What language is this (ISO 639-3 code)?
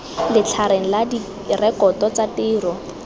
tsn